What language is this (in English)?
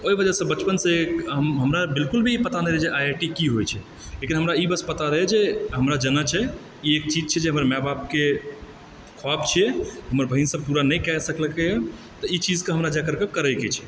Maithili